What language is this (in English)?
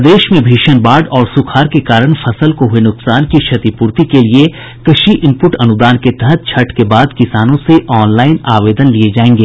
Hindi